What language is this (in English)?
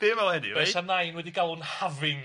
Welsh